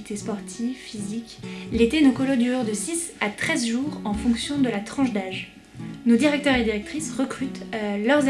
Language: French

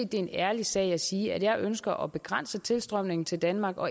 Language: Danish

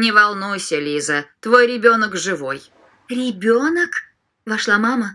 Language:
Russian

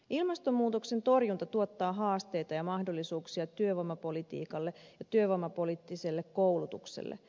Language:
Finnish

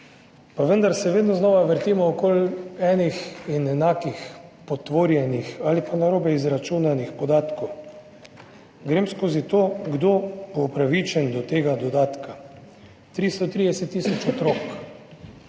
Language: Slovenian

